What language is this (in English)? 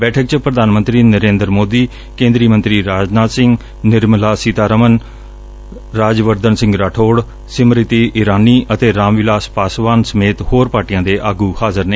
Punjabi